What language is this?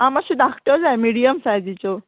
Konkani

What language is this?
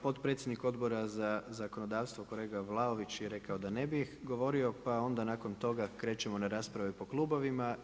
Croatian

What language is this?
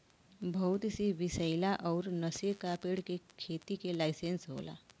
Bhojpuri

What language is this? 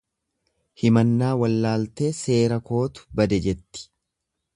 Oromo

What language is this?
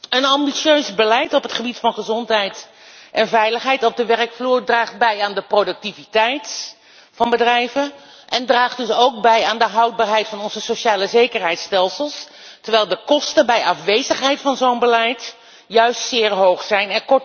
Dutch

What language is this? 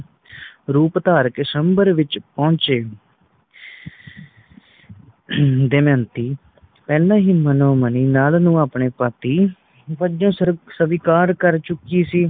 Punjabi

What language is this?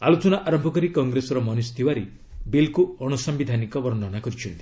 Odia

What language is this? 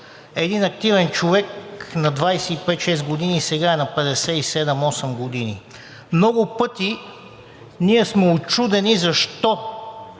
Bulgarian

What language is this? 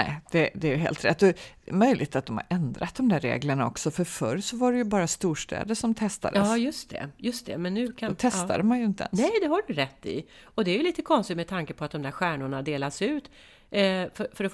Swedish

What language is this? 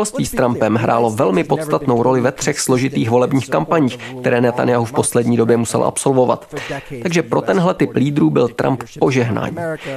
Czech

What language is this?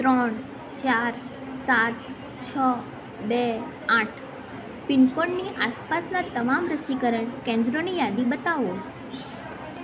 Gujarati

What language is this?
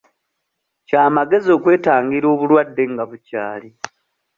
Ganda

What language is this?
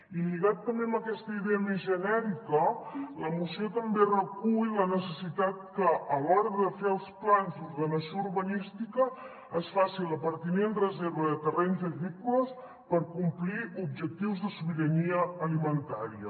Catalan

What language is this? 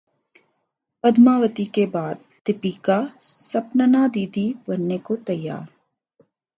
Urdu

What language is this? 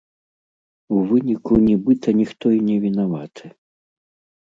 Belarusian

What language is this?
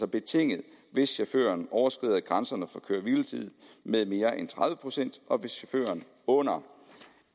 Danish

